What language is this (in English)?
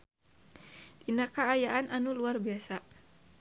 Sundanese